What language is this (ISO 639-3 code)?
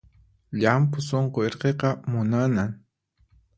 qxp